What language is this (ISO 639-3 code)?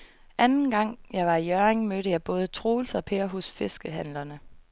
dan